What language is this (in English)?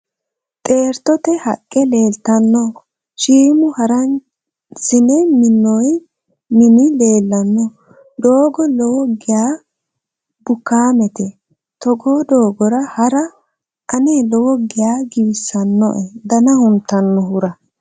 Sidamo